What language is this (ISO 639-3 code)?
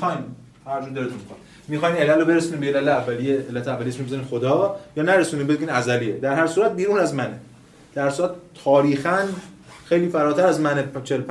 fas